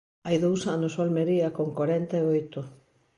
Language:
Galician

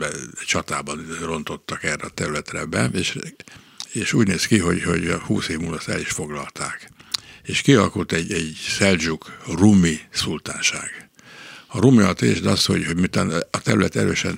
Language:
Hungarian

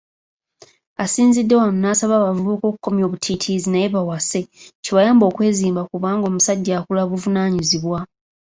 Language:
Ganda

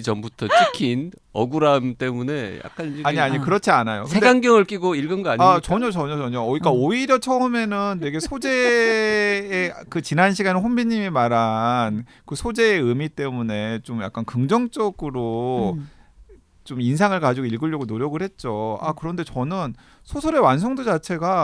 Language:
Korean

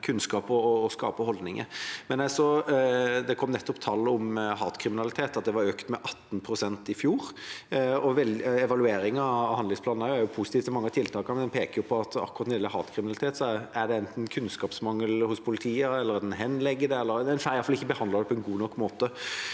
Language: Norwegian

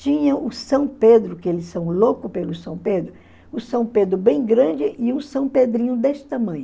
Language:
Portuguese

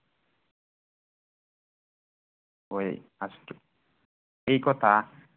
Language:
Assamese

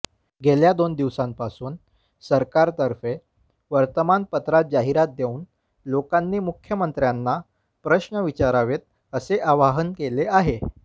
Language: Marathi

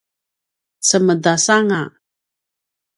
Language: Paiwan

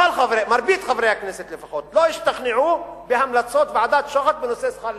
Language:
Hebrew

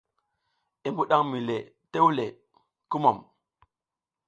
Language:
South Giziga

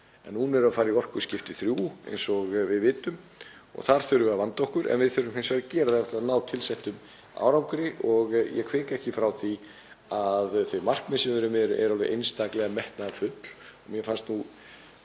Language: Icelandic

